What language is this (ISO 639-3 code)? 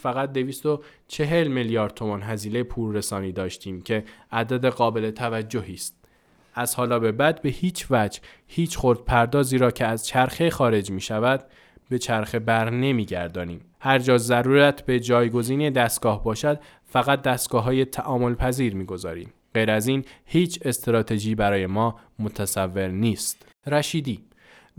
fas